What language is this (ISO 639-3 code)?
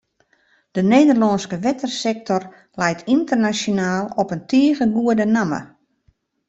fry